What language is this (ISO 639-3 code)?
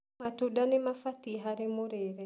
kik